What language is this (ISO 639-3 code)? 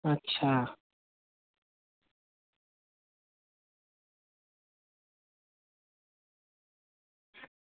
doi